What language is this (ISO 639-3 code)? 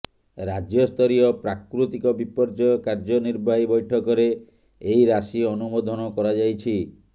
ori